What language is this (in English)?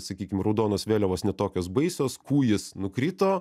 Lithuanian